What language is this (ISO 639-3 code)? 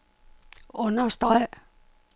dan